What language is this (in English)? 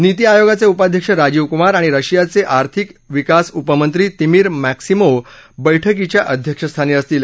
Marathi